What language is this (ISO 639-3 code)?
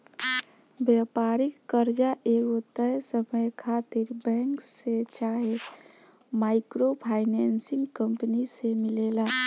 bho